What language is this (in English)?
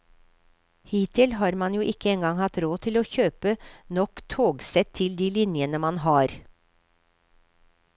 Norwegian